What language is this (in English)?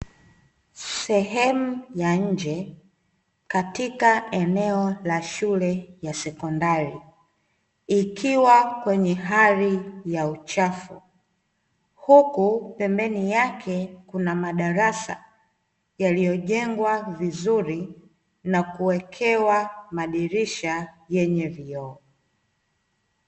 Swahili